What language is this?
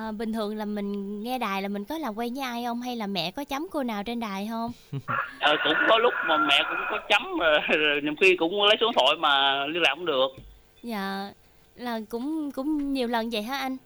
Vietnamese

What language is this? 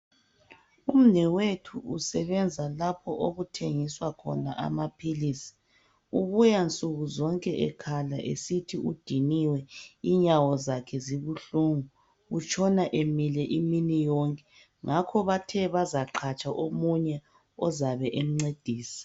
North Ndebele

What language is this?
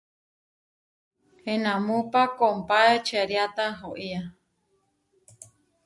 Huarijio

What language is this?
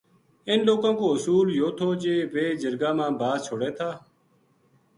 Gujari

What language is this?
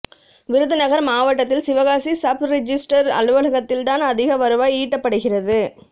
Tamil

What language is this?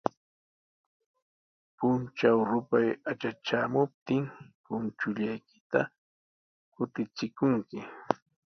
Sihuas Ancash Quechua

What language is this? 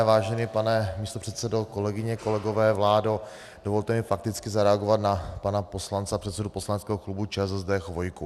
Czech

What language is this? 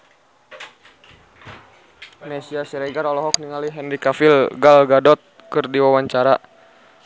Sundanese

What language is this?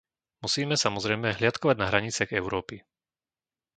Slovak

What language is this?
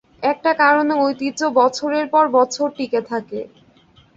Bangla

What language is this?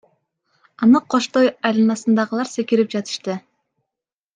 Kyrgyz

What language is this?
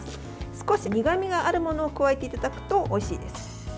Japanese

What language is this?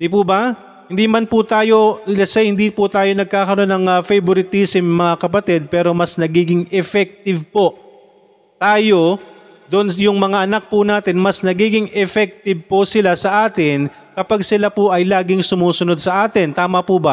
Filipino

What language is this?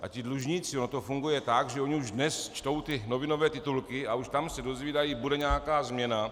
Czech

